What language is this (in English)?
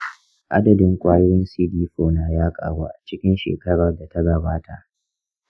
Hausa